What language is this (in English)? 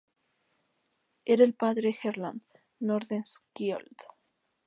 Spanish